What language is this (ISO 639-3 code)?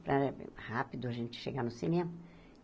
por